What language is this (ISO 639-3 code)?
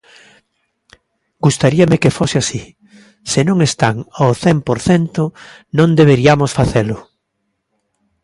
glg